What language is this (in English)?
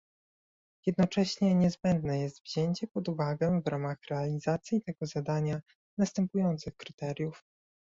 Polish